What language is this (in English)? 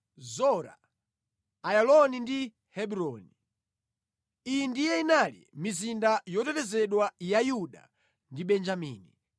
Nyanja